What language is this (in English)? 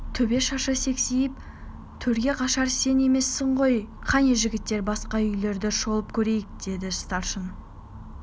Kazakh